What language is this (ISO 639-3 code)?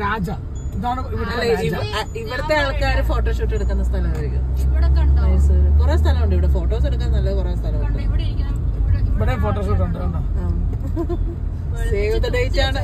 mal